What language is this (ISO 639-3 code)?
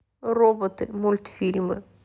rus